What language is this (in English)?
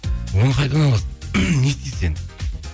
Kazakh